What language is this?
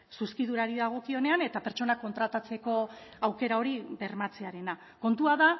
Basque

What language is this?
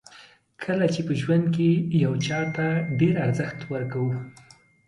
Pashto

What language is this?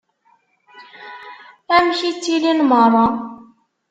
Kabyle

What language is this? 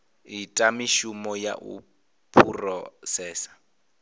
Venda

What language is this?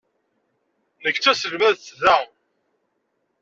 Kabyle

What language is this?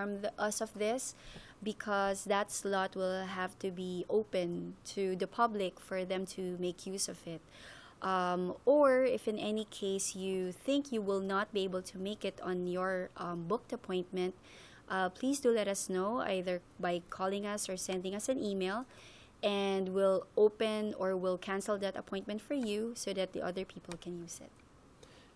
English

